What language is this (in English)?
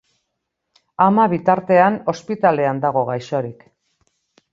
Basque